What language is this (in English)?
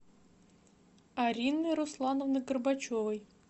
Russian